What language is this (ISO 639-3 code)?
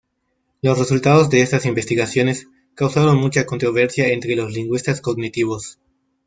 spa